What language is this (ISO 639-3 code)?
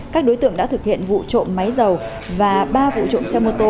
vie